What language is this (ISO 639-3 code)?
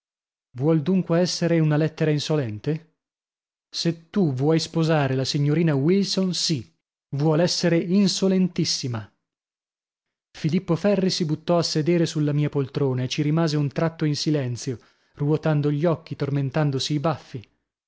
ita